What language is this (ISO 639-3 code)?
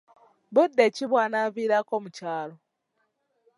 lug